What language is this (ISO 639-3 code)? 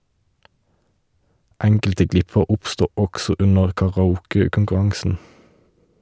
nor